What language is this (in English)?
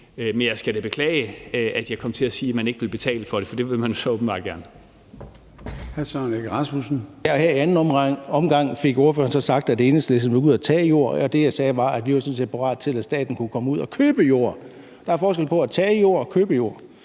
Danish